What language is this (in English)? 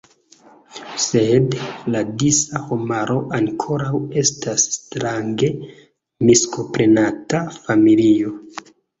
Esperanto